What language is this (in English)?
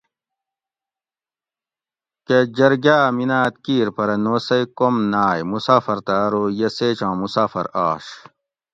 Gawri